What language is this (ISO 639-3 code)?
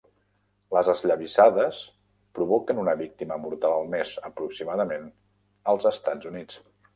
cat